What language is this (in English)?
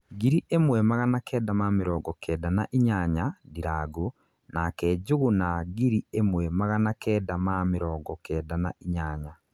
Kikuyu